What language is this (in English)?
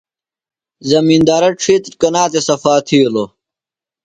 Phalura